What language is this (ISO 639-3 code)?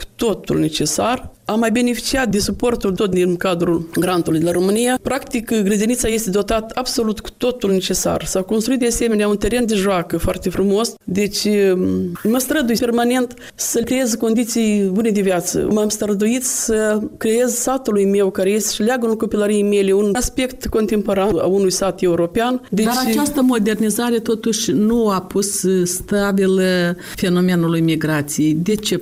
ron